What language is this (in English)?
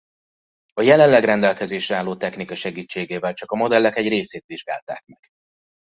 Hungarian